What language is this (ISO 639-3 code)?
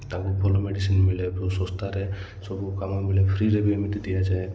ori